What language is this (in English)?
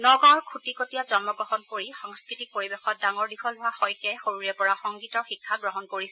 Assamese